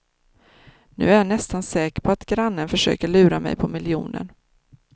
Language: Swedish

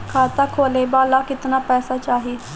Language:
Bhojpuri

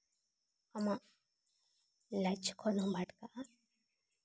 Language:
Santali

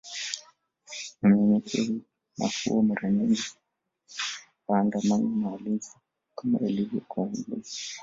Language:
Swahili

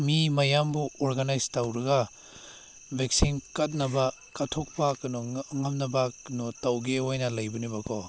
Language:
Manipuri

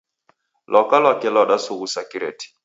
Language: Taita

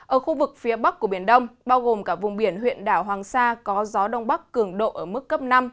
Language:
Vietnamese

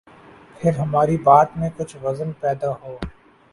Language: Urdu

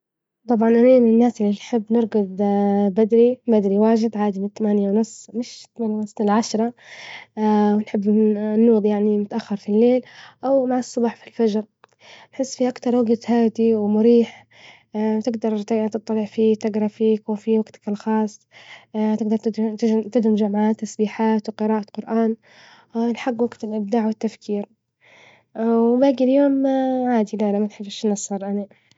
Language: Libyan Arabic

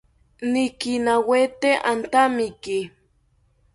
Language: South Ucayali Ashéninka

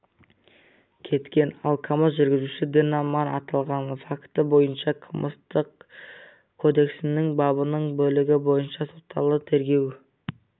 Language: Kazakh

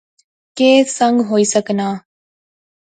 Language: Pahari-Potwari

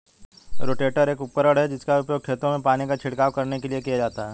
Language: Hindi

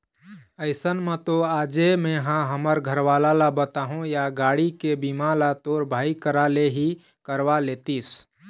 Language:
Chhattisgarhi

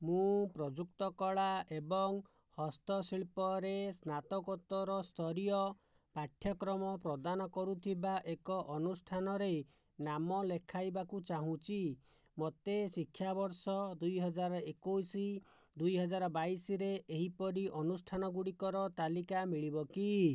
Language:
Odia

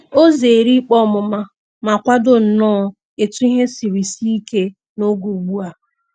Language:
Igbo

